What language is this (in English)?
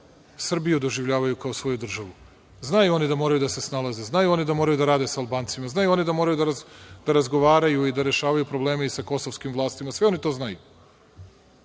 Serbian